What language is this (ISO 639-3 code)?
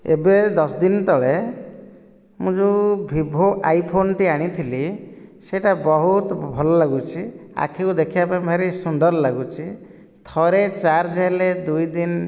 ori